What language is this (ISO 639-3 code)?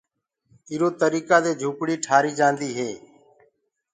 ggg